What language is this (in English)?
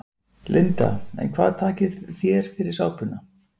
Icelandic